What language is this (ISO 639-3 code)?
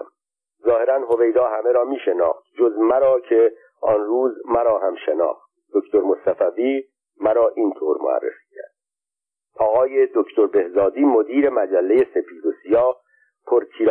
fas